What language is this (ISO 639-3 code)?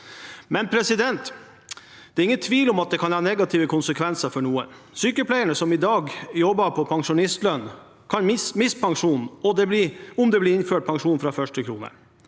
nor